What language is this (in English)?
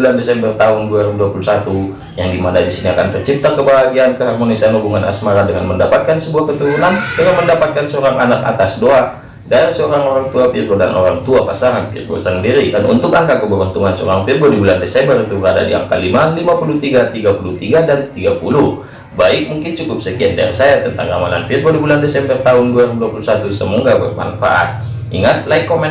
Indonesian